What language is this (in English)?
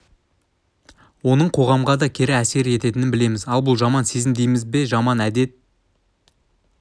Kazakh